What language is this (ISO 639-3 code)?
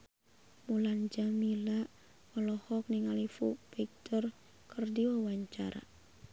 sun